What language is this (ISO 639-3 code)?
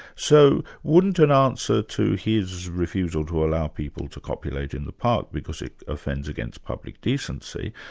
eng